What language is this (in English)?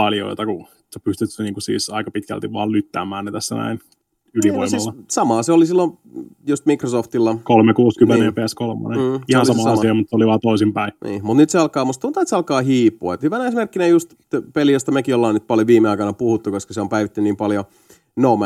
Finnish